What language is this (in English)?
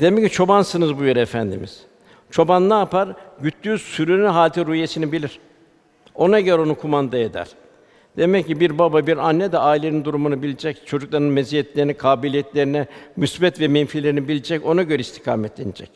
Turkish